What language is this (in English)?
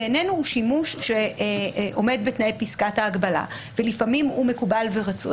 Hebrew